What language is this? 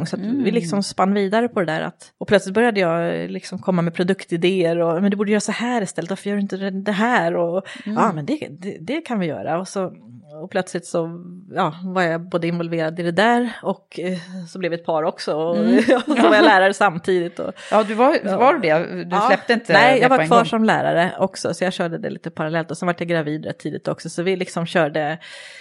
Swedish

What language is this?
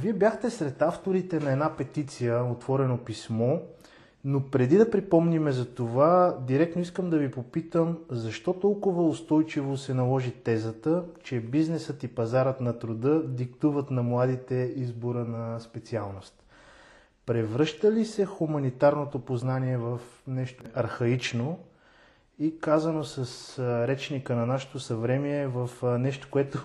Bulgarian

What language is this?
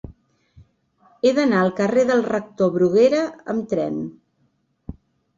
Catalan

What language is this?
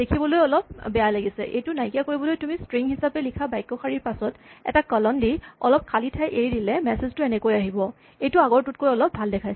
Assamese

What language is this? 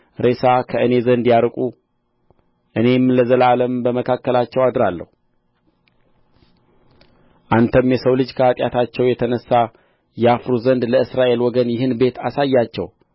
Amharic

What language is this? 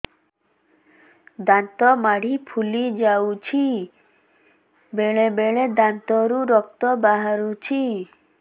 Odia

